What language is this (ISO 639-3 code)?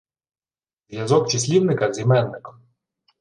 ukr